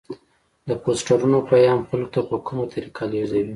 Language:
Pashto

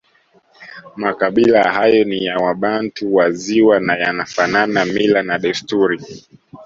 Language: Swahili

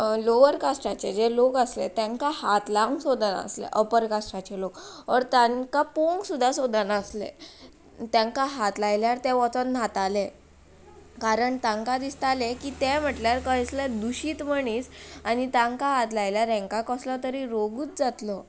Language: Konkani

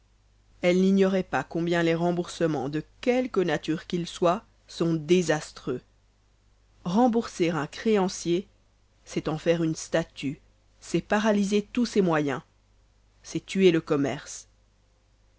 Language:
French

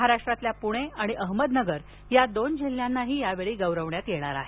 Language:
Marathi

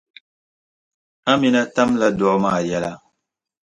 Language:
Dagbani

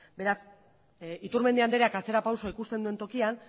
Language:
Basque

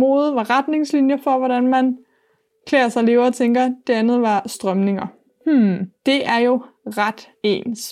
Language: Danish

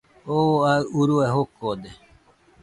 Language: Nüpode Huitoto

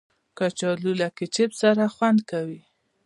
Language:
Pashto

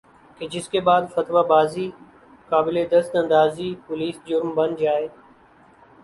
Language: Urdu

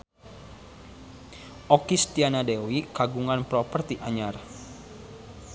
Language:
Sundanese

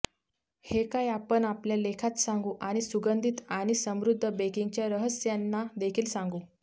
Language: Marathi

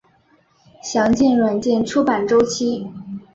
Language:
Chinese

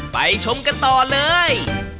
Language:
Thai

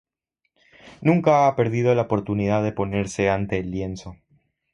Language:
Spanish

